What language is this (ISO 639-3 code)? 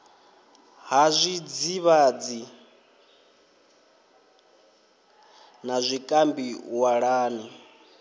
ven